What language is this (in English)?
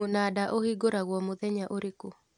Kikuyu